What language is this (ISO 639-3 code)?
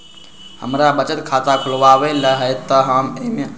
mag